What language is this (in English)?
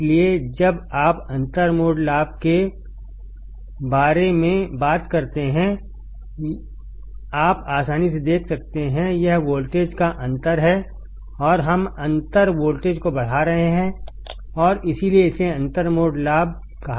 Hindi